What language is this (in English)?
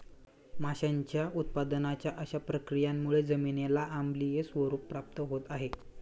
Marathi